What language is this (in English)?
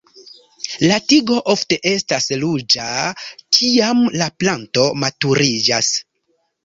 Esperanto